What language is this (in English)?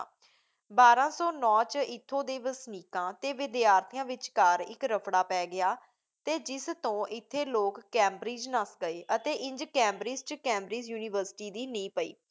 Punjabi